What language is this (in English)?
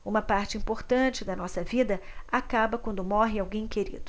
Portuguese